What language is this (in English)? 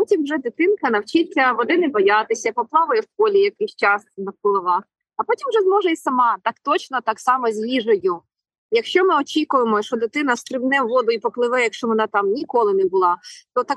Ukrainian